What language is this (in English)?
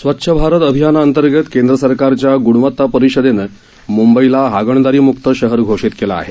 Marathi